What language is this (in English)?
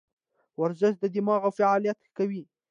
Pashto